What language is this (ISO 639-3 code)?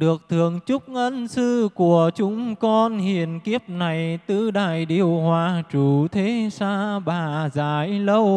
vie